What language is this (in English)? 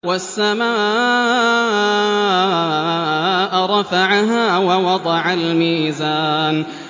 Arabic